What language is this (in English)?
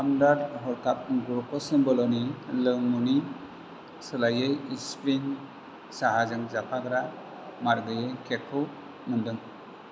Bodo